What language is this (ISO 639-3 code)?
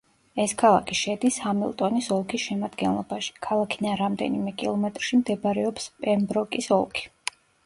kat